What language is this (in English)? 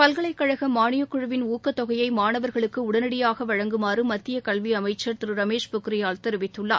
Tamil